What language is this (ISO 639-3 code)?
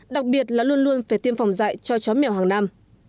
vie